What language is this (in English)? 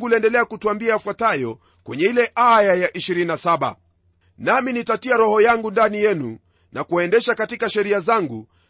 Swahili